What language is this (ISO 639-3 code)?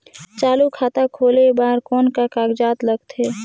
hne